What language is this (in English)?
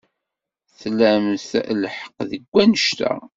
Kabyle